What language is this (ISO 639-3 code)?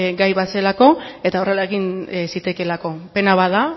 eus